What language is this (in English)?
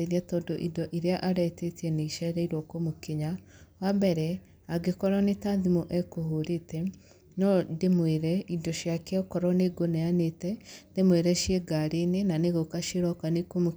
Kikuyu